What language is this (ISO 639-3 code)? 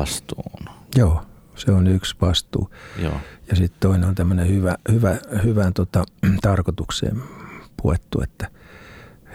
fin